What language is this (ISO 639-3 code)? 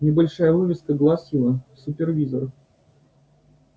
rus